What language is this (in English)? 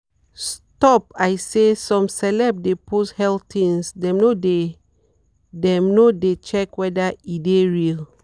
Nigerian Pidgin